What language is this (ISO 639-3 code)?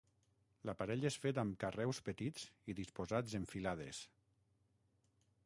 cat